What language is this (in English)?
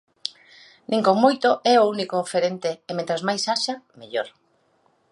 Galician